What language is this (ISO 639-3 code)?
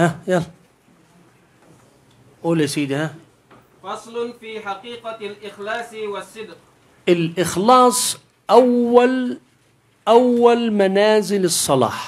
ara